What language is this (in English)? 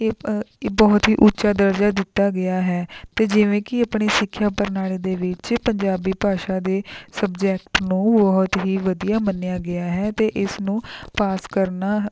Punjabi